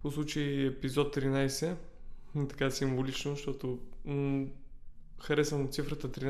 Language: Bulgarian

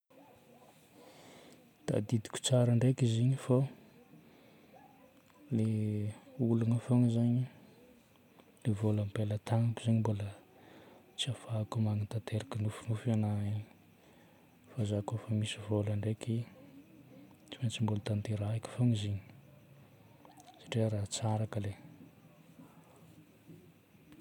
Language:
Northern Betsimisaraka Malagasy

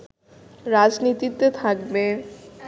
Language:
Bangla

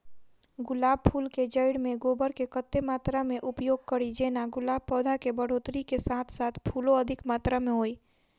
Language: Maithili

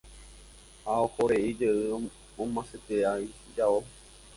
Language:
Guarani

